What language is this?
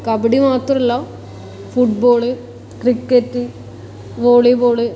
Malayalam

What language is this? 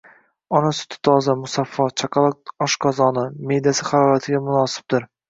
Uzbek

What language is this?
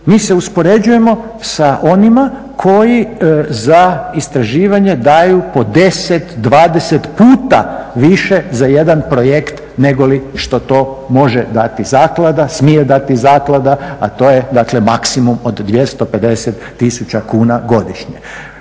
Croatian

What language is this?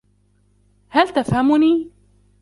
Arabic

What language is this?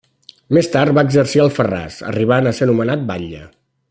Catalan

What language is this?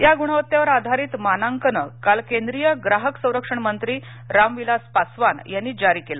Marathi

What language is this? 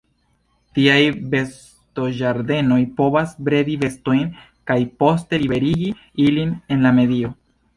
Esperanto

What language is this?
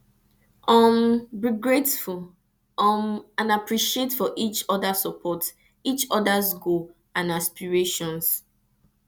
Nigerian Pidgin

